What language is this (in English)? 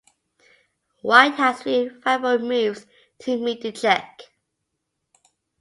English